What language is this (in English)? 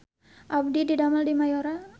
Sundanese